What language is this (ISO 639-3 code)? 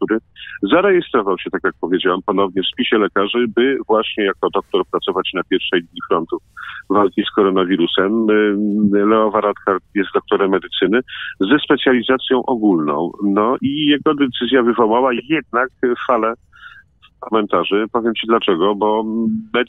pol